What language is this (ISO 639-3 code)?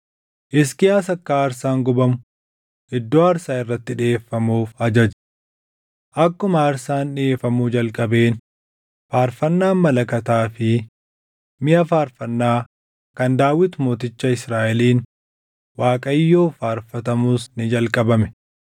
orm